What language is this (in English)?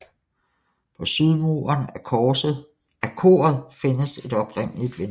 Danish